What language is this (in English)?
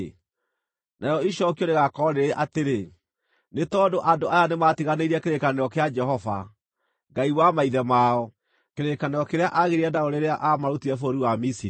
Kikuyu